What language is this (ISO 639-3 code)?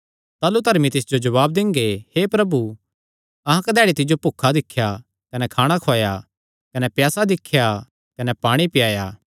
xnr